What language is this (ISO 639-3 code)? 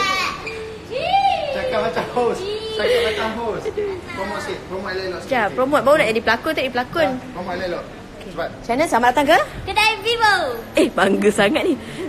msa